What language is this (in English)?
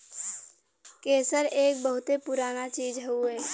Bhojpuri